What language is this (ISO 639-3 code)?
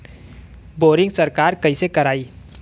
bho